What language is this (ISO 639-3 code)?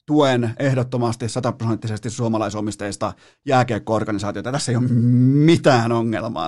fin